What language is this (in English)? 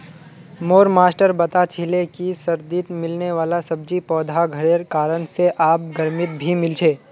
Magahi